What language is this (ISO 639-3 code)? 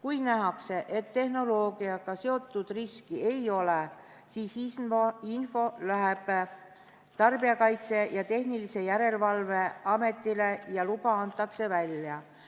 est